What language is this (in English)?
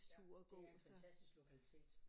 Danish